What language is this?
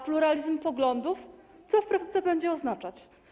Polish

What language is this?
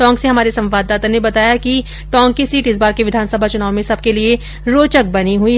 Hindi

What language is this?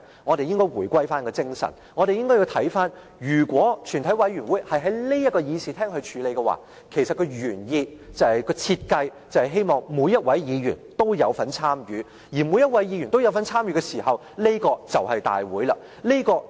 Cantonese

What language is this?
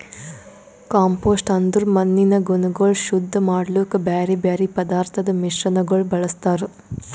Kannada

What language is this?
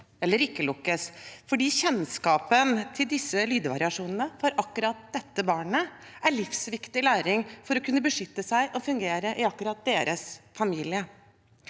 Norwegian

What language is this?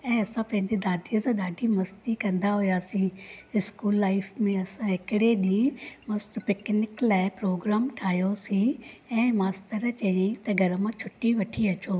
Sindhi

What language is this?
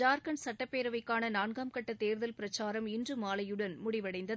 Tamil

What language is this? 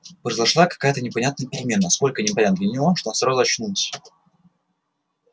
Russian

